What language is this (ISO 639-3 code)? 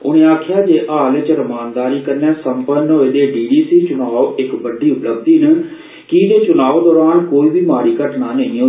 doi